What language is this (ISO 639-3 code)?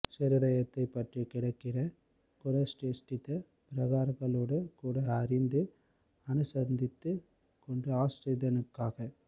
tam